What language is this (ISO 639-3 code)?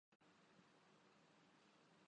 urd